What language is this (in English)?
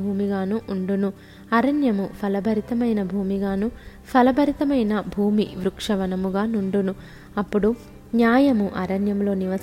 Telugu